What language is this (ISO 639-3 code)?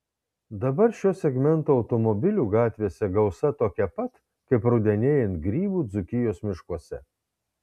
lit